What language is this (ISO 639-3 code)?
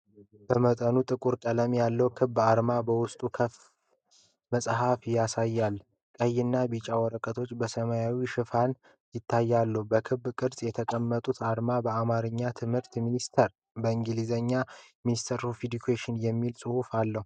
amh